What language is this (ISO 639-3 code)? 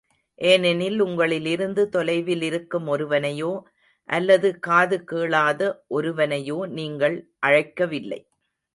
tam